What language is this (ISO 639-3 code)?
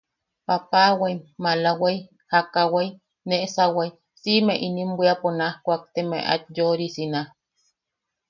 yaq